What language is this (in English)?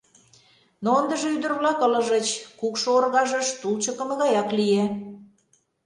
Mari